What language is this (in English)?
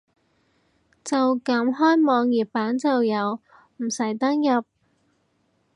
Cantonese